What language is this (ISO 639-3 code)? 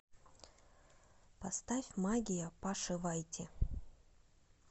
rus